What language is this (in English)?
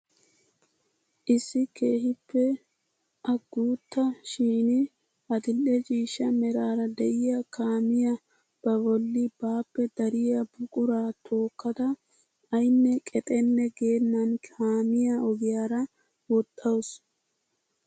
Wolaytta